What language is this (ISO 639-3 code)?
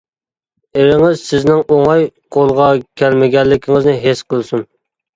uig